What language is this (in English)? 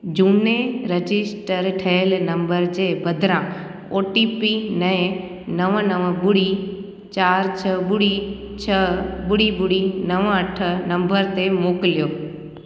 Sindhi